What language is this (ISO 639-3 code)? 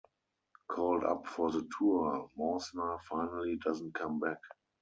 eng